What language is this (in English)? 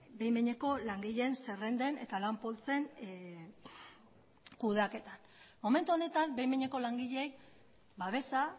Basque